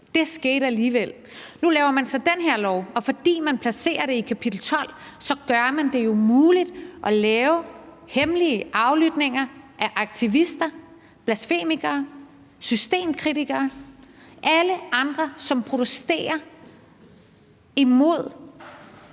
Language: Danish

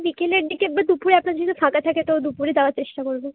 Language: Bangla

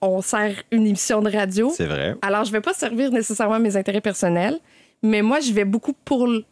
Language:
French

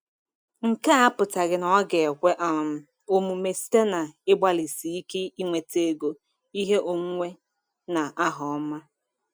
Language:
Igbo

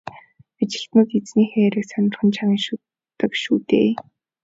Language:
Mongolian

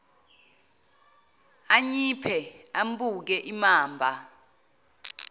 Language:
Zulu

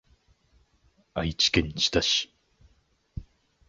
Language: Japanese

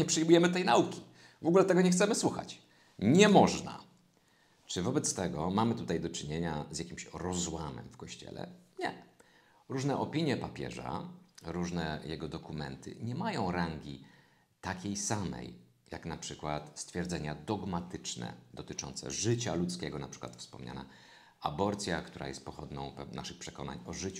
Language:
Polish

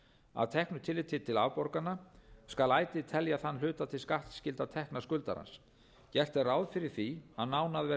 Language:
Icelandic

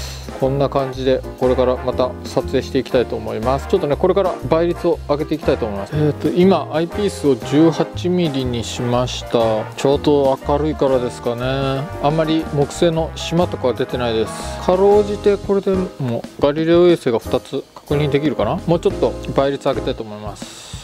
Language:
Japanese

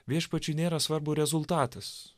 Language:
Lithuanian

